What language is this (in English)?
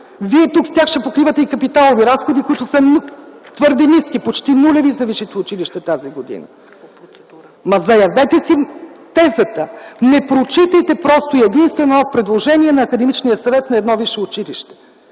Bulgarian